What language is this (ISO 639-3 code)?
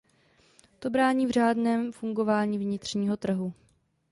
ces